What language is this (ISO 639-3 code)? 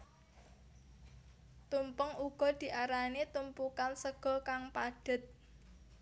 jav